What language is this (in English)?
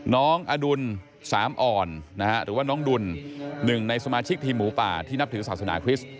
Thai